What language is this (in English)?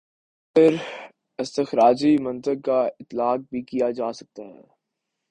Urdu